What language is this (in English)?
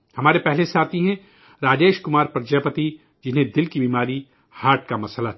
Urdu